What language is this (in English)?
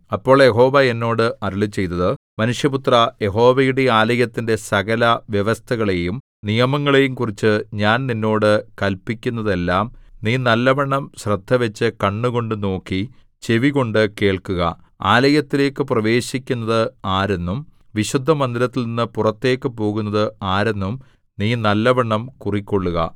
Malayalam